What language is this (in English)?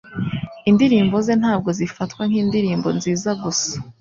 Kinyarwanda